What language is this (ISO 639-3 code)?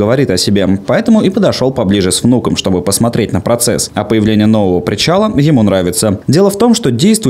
rus